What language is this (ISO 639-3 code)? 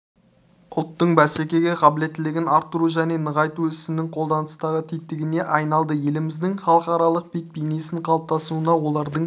kaz